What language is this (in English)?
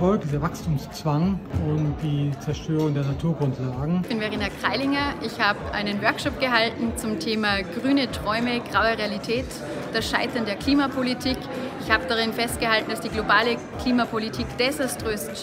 German